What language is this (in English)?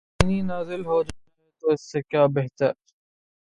Urdu